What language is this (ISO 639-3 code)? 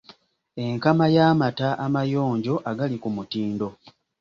lug